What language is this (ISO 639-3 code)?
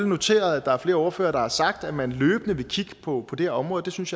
dan